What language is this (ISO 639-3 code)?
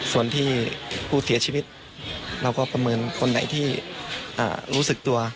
tha